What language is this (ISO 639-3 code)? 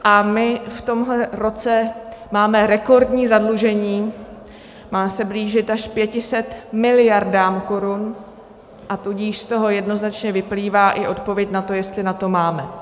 ces